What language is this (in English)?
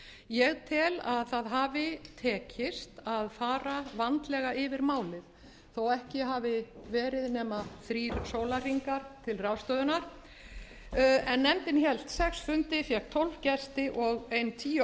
Icelandic